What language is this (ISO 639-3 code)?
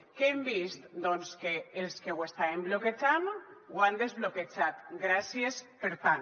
cat